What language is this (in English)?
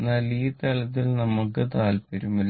Malayalam